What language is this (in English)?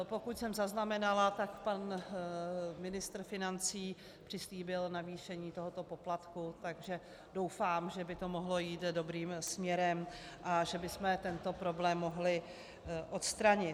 Czech